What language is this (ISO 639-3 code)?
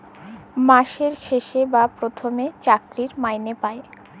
ben